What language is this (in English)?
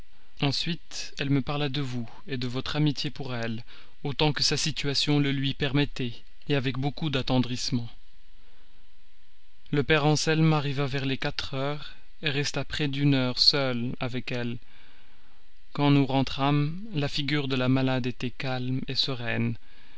French